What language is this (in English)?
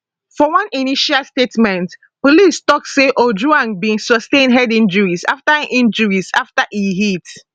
Nigerian Pidgin